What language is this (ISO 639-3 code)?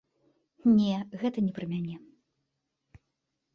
bel